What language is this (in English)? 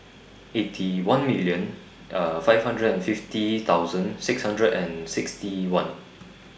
English